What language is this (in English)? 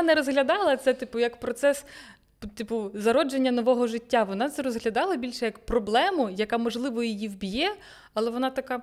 Ukrainian